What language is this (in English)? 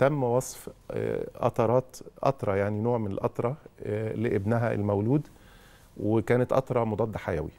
Arabic